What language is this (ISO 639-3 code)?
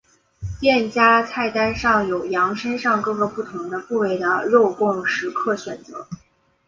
zho